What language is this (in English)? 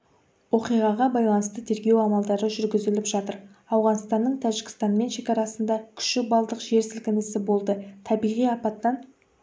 Kazakh